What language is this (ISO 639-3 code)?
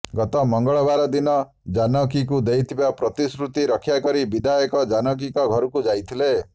ori